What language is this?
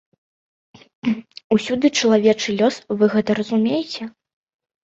Belarusian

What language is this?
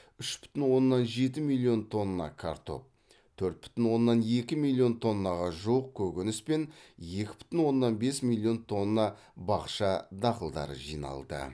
Kazakh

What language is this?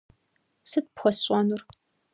Kabardian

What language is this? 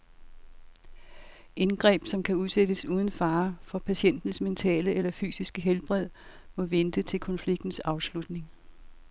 Danish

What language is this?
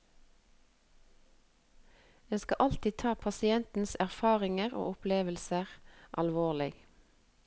Norwegian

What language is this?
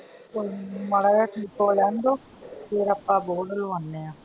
Punjabi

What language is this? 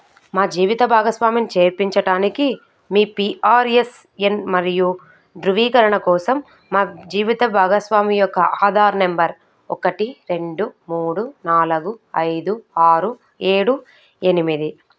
Telugu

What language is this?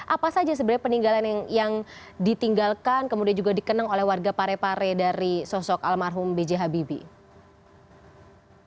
Indonesian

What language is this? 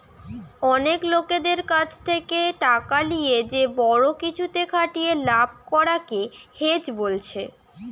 Bangla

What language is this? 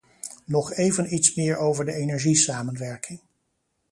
Dutch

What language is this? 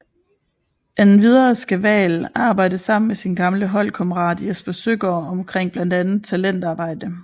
Danish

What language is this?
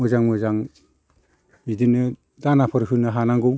Bodo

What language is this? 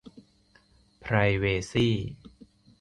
Thai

